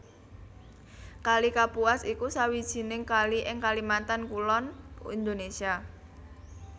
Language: Javanese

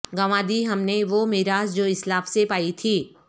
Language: Urdu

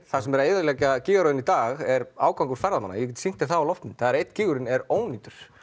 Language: Icelandic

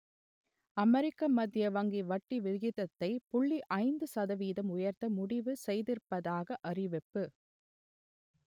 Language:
Tamil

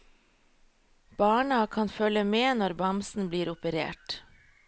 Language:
Norwegian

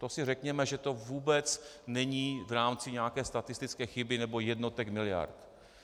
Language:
Czech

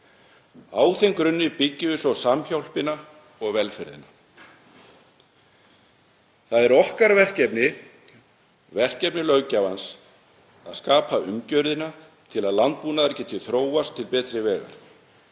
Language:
Icelandic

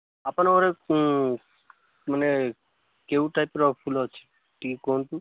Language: Odia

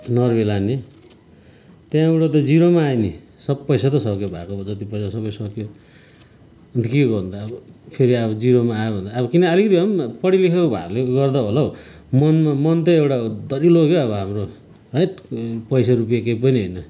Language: Nepali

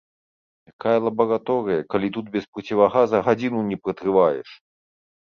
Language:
Belarusian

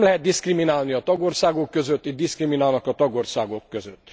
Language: Hungarian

